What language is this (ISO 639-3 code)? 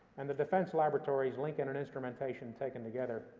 eng